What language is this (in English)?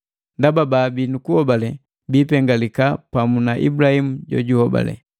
Matengo